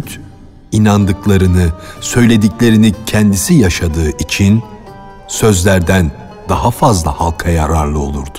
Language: Turkish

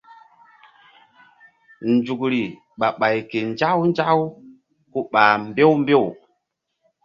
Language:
Mbum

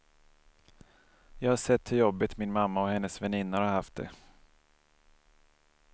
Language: Swedish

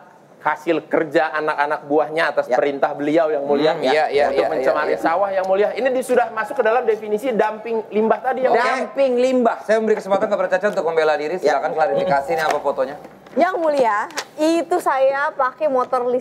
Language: Indonesian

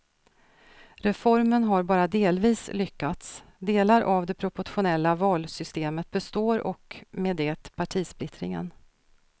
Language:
Swedish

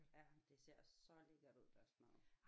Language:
Danish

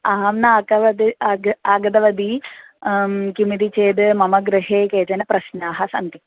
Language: Sanskrit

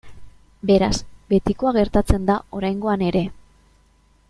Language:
Basque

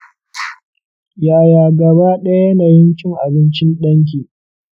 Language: Hausa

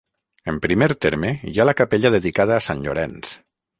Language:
Catalan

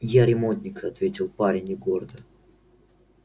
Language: Russian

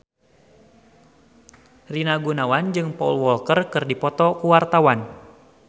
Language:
Sundanese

